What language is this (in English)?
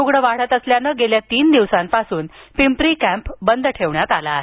Marathi